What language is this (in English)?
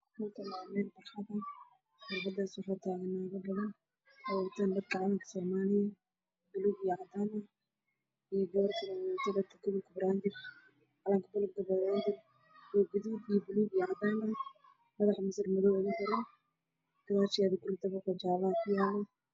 Somali